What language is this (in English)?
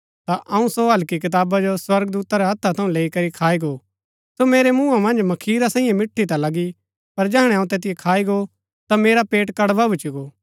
Gaddi